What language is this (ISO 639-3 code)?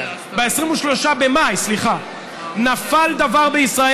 heb